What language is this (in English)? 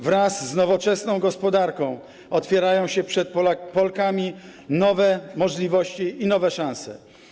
Polish